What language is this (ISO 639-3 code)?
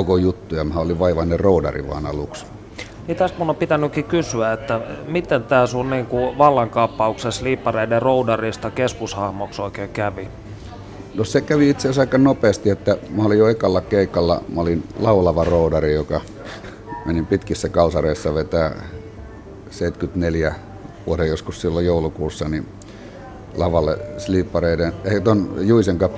fin